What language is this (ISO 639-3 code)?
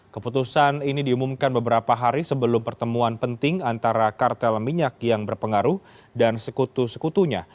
ind